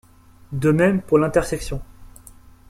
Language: French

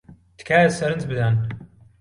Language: Central Kurdish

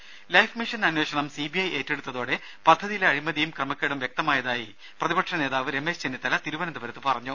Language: Malayalam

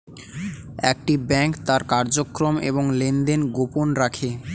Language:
Bangla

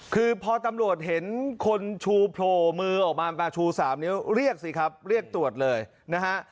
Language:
Thai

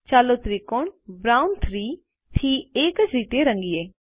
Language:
Gujarati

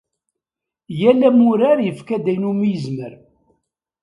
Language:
Kabyle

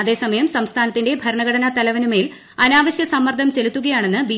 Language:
Malayalam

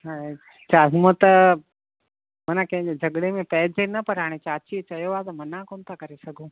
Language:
Sindhi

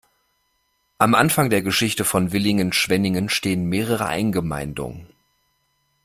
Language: German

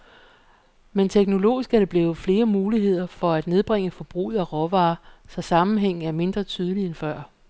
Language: Danish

